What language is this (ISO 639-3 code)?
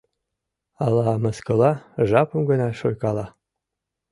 chm